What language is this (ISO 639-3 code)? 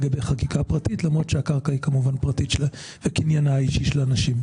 heb